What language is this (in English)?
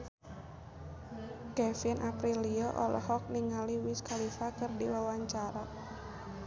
Sundanese